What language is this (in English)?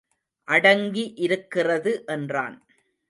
Tamil